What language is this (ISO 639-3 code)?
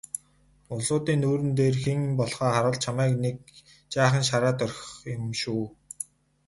mon